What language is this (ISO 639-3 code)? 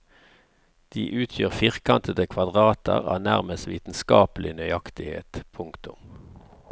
nor